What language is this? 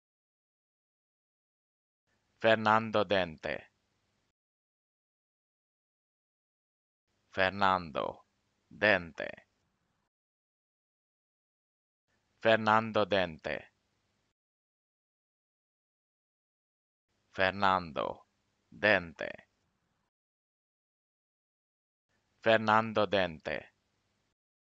Romanian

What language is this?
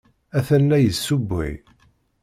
Kabyle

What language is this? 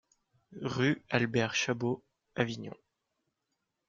French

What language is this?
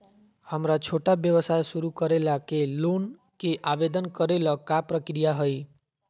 Magahi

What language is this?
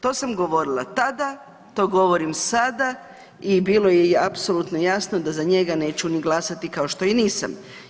Croatian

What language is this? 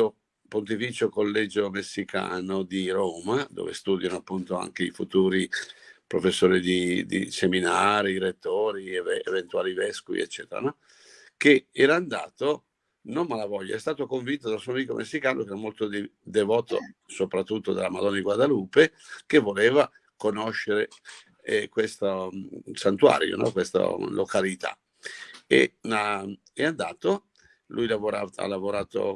Italian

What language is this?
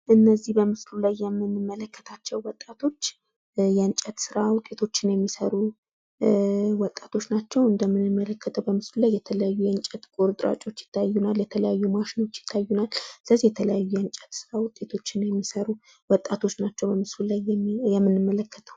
Amharic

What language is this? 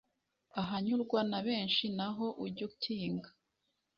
Kinyarwanda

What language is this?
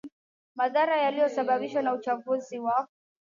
Swahili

